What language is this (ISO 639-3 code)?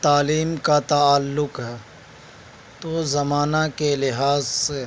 urd